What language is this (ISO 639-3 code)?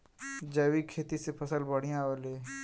bho